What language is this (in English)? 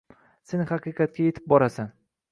Uzbek